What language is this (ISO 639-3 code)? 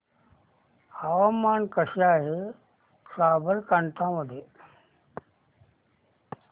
mar